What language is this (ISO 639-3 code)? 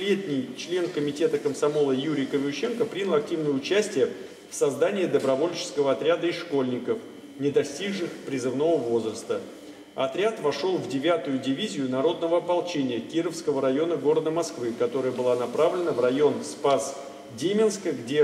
rus